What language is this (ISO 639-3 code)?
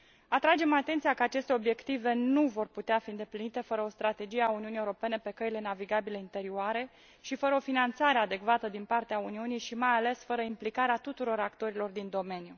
ron